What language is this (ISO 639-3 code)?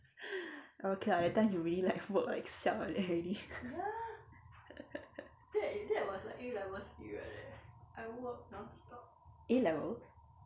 eng